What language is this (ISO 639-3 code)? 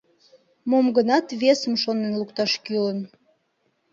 chm